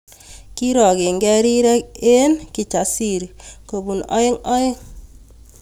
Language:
Kalenjin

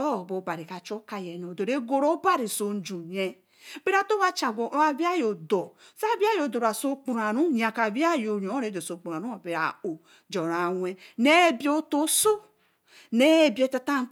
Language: Eleme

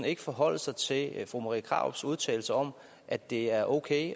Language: Danish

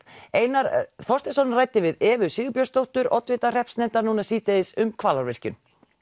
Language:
Icelandic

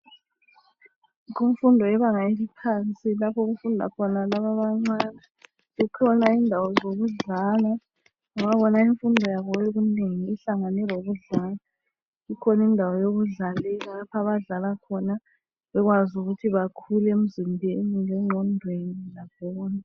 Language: North Ndebele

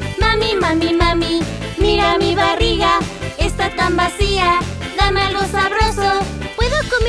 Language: Spanish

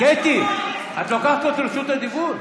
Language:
Hebrew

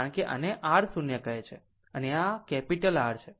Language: Gujarati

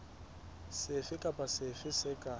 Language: Southern Sotho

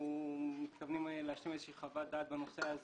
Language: Hebrew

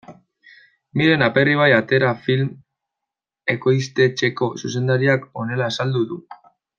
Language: Basque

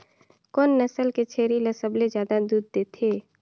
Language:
Chhattisgarhi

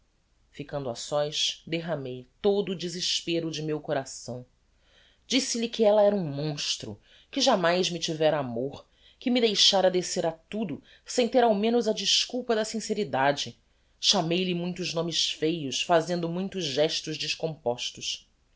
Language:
Portuguese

